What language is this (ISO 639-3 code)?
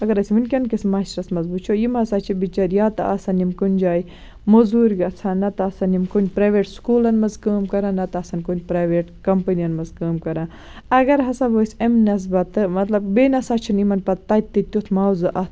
kas